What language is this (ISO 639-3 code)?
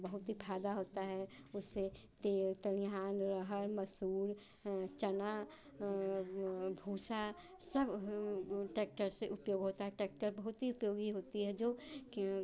hin